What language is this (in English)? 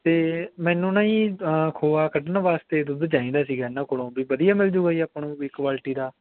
Punjabi